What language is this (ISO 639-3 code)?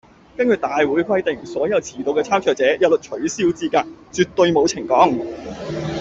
yue